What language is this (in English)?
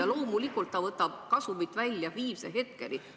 Estonian